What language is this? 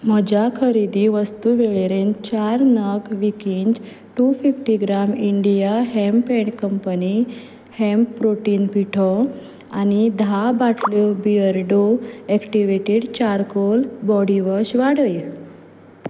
Konkani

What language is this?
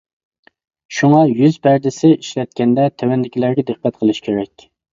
Uyghur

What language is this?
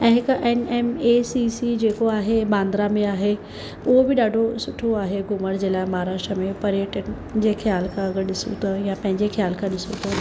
Sindhi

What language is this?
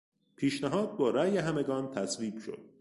Persian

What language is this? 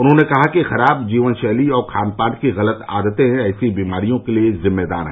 Hindi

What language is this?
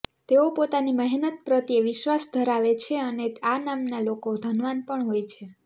Gujarati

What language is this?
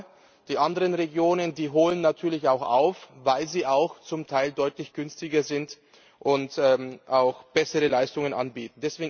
German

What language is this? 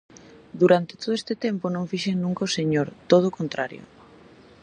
Galician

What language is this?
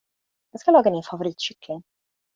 Swedish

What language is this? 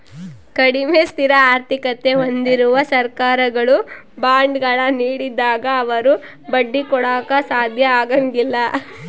Kannada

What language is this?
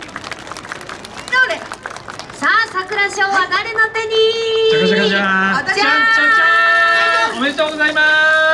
Japanese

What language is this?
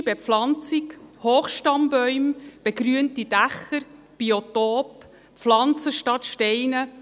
Swiss German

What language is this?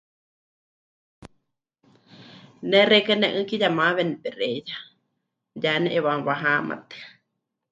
Huichol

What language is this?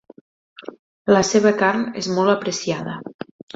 Catalan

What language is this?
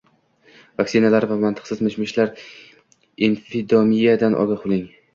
Uzbek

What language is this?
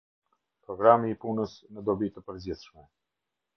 Albanian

